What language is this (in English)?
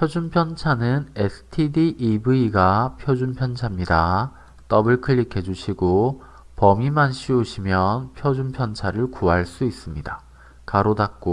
Korean